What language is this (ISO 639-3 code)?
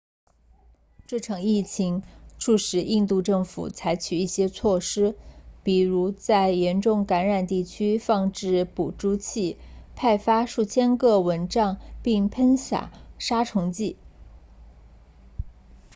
zho